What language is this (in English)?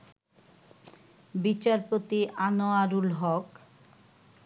Bangla